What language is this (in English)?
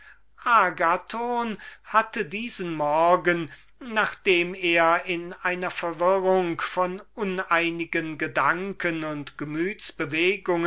German